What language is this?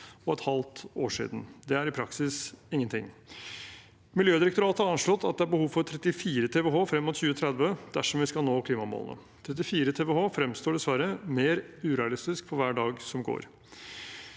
Norwegian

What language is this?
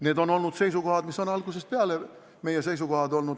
Estonian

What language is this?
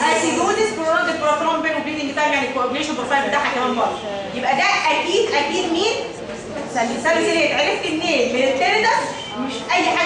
Arabic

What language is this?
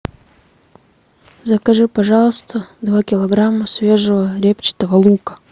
Russian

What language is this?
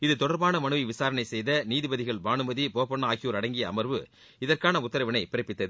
Tamil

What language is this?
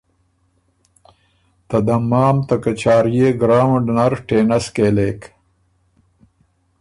Ormuri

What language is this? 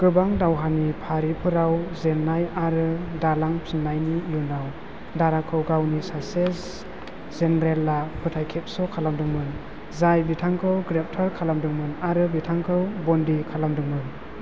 Bodo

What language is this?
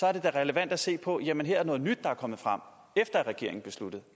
Danish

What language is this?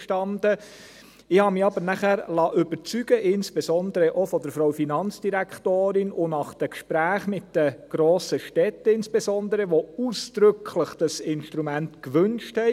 Swiss German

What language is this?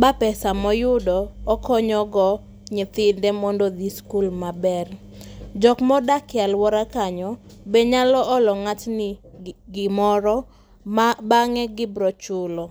Luo (Kenya and Tanzania)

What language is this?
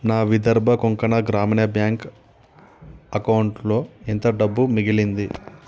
Telugu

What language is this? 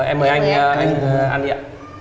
Vietnamese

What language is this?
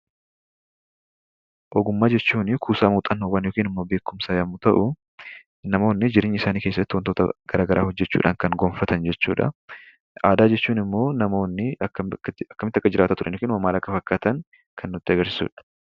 Oromo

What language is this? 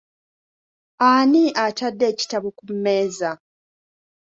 Ganda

